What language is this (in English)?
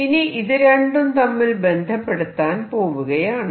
Malayalam